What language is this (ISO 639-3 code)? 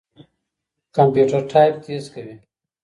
pus